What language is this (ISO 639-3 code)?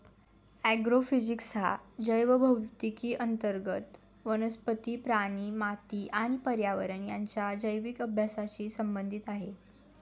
mar